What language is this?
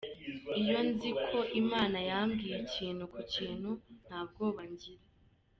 Kinyarwanda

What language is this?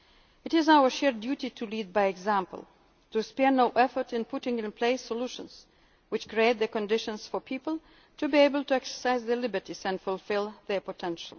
English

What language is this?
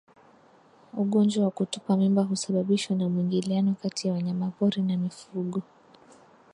Swahili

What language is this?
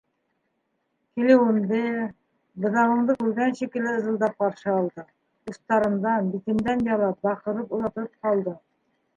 Bashkir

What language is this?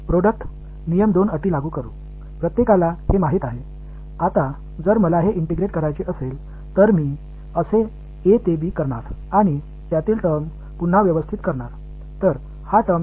Tamil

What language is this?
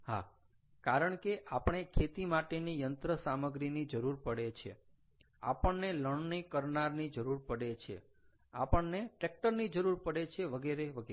Gujarati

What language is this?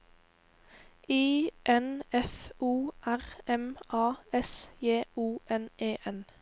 Norwegian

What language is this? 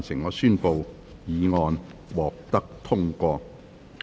Cantonese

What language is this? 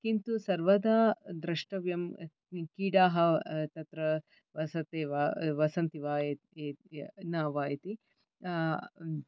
Sanskrit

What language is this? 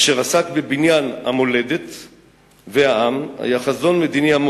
Hebrew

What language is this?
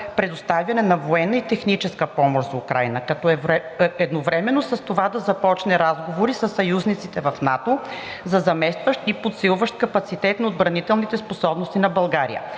Bulgarian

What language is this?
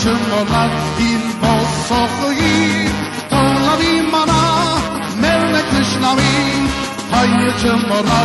Romanian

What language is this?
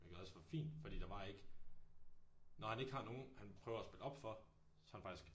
Danish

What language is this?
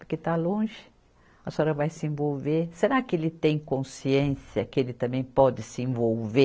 Portuguese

